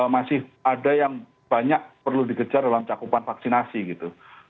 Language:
Indonesian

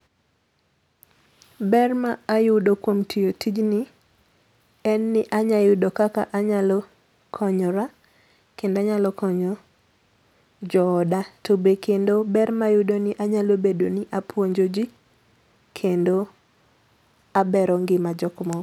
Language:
Luo (Kenya and Tanzania)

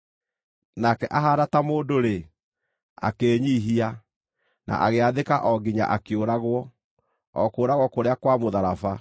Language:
Kikuyu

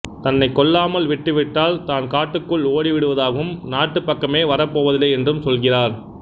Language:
Tamil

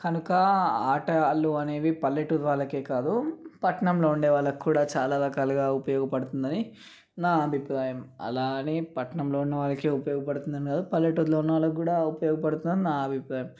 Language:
Telugu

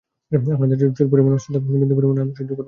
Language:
Bangla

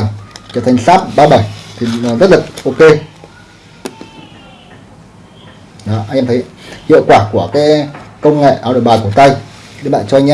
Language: Vietnamese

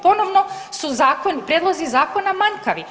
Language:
Croatian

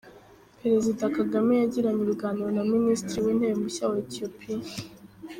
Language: Kinyarwanda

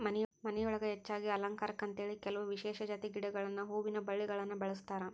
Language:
Kannada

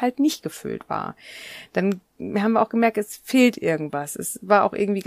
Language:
German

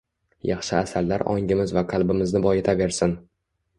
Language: Uzbek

